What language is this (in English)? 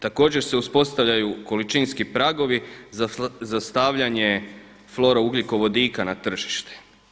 Croatian